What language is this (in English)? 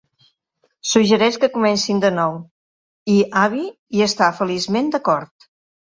Catalan